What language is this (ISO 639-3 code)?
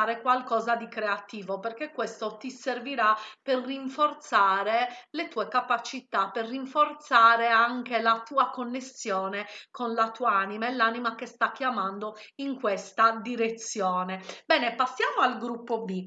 ita